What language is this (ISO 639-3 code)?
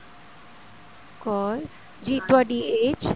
pan